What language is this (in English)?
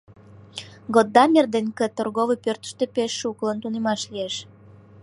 Mari